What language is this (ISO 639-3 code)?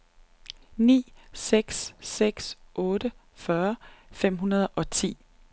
dan